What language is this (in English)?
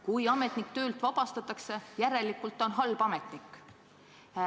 Estonian